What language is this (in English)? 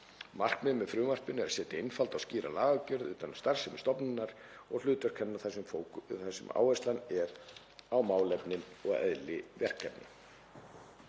Icelandic